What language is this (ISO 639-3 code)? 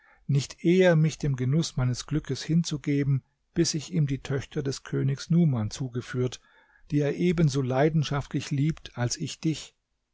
deu